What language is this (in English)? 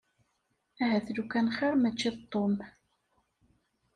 Kabyle